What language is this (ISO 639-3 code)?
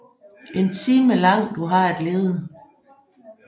dan